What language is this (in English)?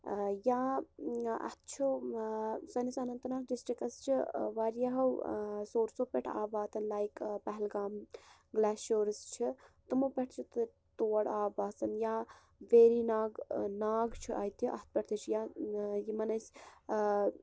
Kashmiri